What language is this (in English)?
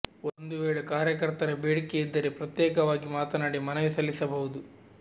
Kannada